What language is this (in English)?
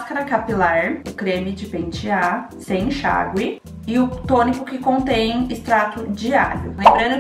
Portuguese